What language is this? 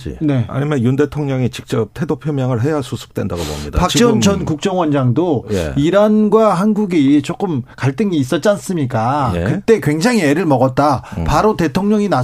Korean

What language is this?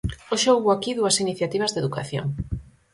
Galician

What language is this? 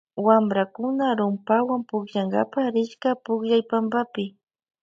Loja Highland Quichua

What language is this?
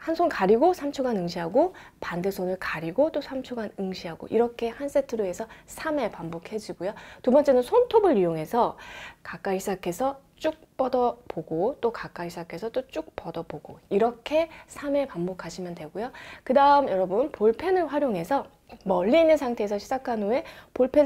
Korean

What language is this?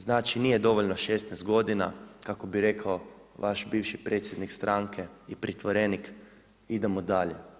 Croatian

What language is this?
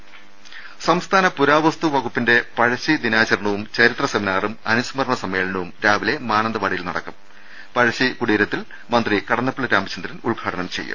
Malayalam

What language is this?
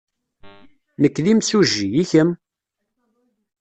Kabyle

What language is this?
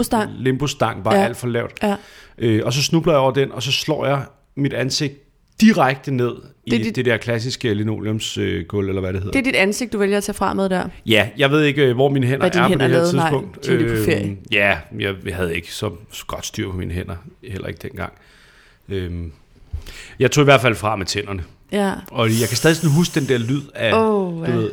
Danish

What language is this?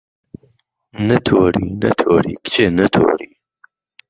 Central Kurdish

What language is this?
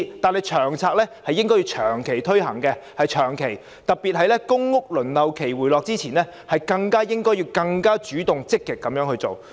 Cantonese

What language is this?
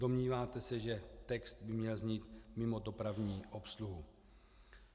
Czech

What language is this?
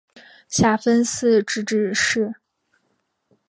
Chinese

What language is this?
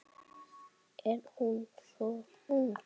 Icelandic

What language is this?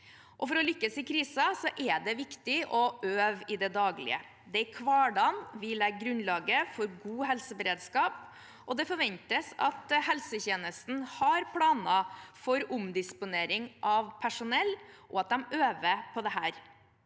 Norwegian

